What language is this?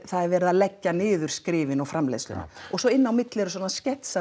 Icelandic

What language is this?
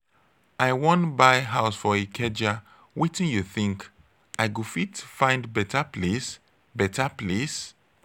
Nigerian Pidgin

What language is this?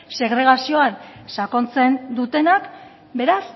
Basque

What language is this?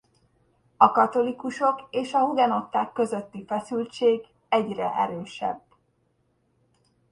Hungarian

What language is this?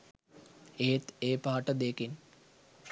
Sinhala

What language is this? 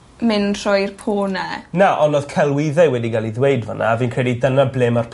Welsh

